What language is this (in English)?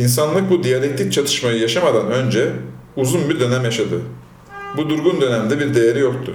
Turkish